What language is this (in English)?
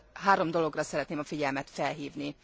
Hungarian